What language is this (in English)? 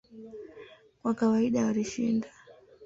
Swahili